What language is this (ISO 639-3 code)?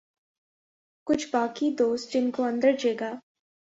urd